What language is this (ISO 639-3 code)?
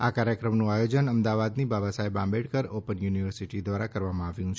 guj